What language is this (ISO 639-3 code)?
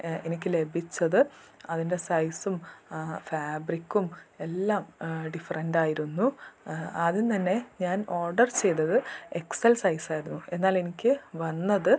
mal